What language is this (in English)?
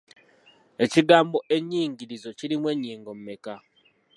Ganda